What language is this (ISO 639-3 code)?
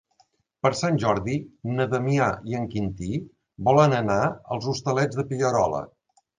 cat